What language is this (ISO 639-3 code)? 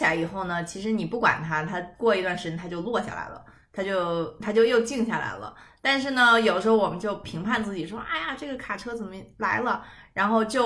zho